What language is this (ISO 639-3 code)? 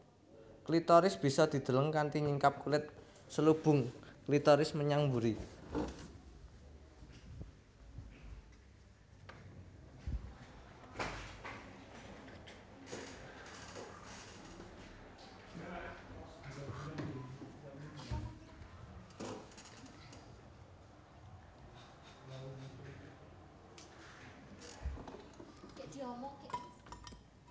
jav